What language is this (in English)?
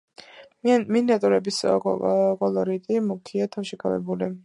Georgian